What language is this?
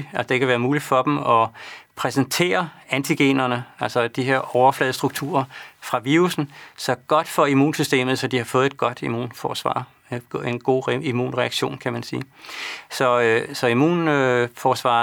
Danish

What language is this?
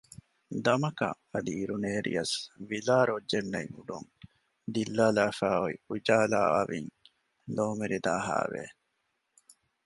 Divehi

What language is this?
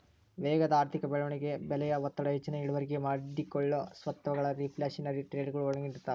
Kannada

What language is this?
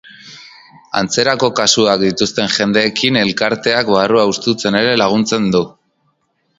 Basque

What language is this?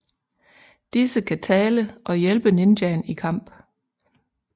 Danish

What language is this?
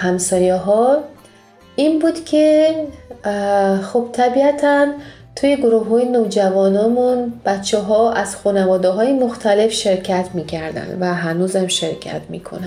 Persian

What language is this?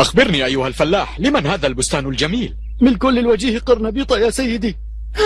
Arabic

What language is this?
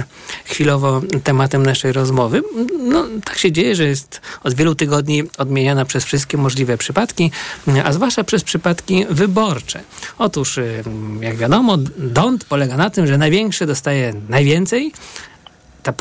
Polish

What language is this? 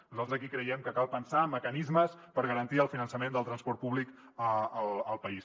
Catalan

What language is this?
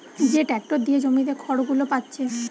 Bangla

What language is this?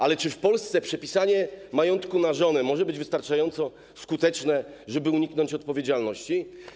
Polish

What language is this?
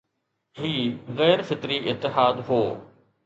Sindhi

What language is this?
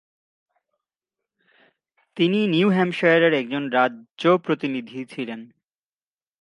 Bangla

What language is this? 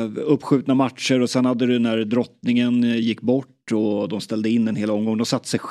Swedish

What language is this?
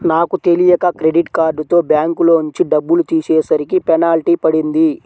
Telugu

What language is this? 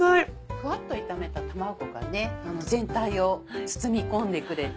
Japanese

